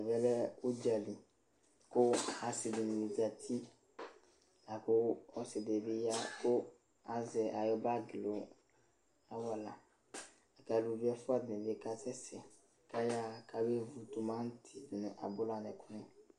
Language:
Ikposo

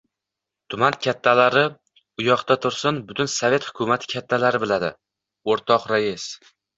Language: Uzbek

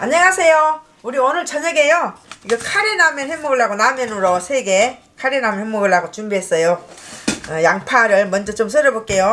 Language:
Korean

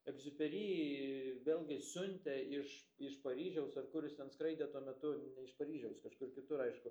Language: Lithuanian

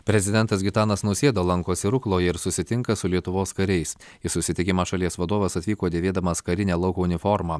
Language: Lithuanian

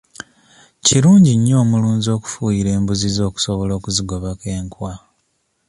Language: Ganda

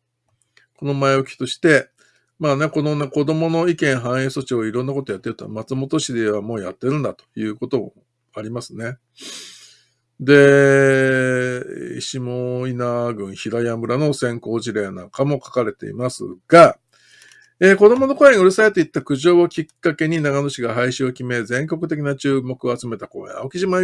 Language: Japanese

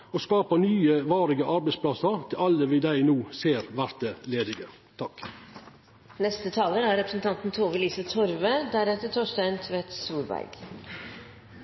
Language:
Norwegian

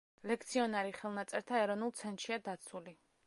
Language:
Georgian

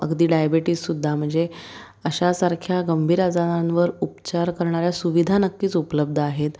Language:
Marathi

